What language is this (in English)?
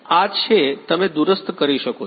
Gujarati